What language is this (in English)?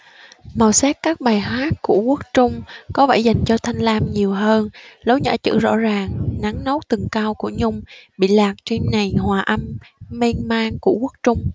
Vietnamese